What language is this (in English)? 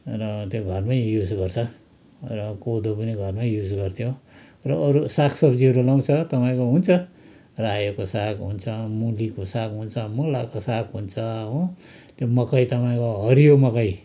Nepali